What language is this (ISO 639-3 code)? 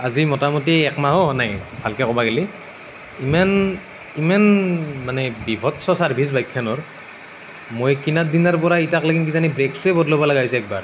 asm